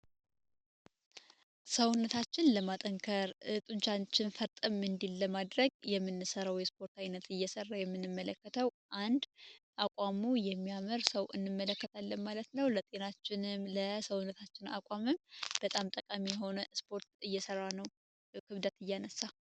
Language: Amharic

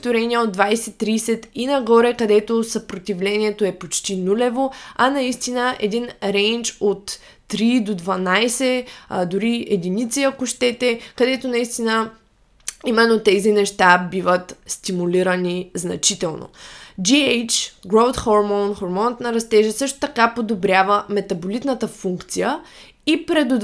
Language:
Bulgarian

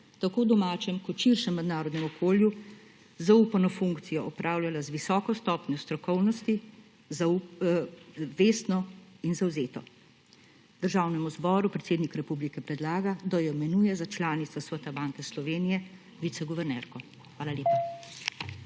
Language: Slovenian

